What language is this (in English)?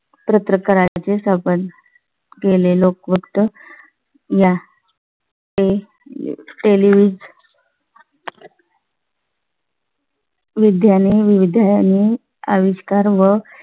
Marathi